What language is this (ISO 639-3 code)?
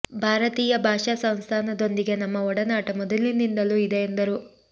kan